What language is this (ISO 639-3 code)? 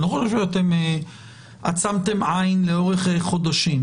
heb